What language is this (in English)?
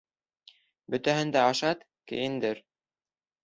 Bashkir